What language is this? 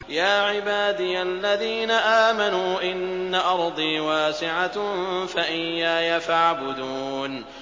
Arabic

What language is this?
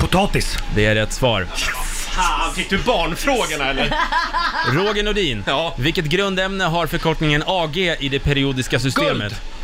Swedish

